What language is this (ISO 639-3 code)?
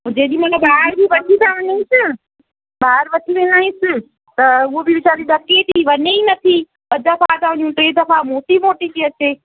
snd